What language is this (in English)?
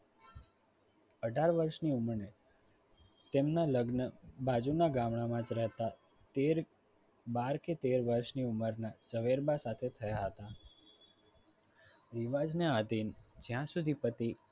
Gujarati